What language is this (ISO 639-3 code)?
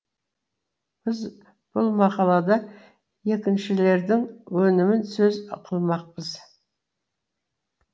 kaz